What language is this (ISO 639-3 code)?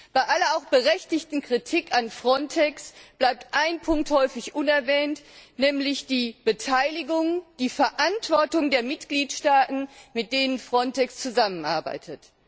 deu